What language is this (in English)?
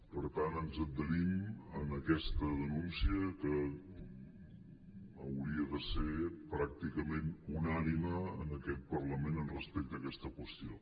Catalan